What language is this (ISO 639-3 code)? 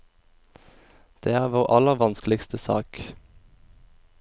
nor